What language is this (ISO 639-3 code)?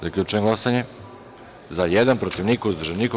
srp